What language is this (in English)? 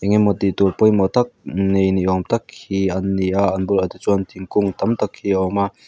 Mizo